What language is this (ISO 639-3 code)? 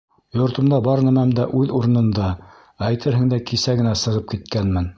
bak